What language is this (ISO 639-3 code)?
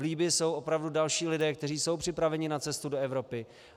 ces